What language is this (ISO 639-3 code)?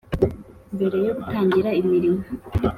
kin